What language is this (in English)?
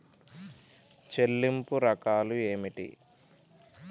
Telugu